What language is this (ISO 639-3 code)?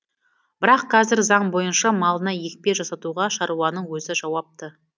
kaz